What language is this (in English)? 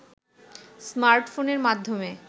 Bangla